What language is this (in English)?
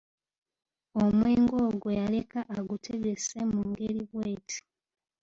Ganda